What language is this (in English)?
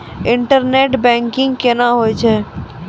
Maithili